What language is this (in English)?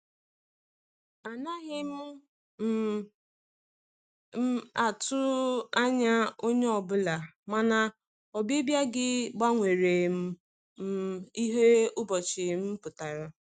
Igbo